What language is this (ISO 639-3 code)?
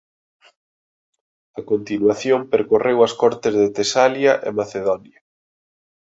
glg